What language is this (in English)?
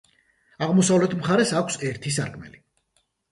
Georgian